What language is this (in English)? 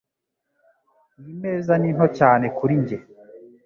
Kinyarwanda